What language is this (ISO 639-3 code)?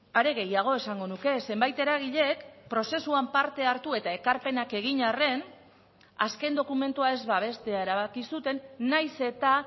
eus